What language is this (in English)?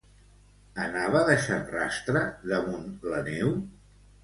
Catalan